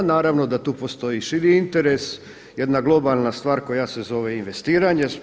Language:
Croatian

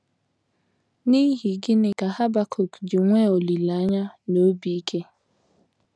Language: Igbo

